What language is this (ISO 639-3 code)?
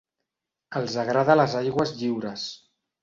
cat